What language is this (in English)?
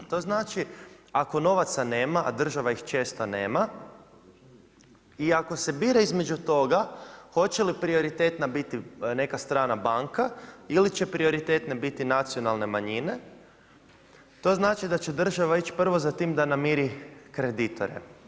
Croatian